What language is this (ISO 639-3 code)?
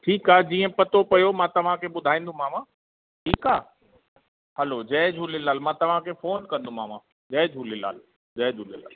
snd